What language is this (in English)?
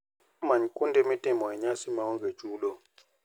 Luo (Kenya and Tanzania)